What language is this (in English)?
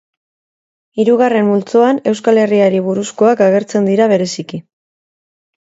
Basque